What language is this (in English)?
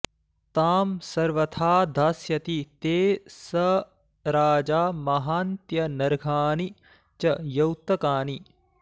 Sanskrit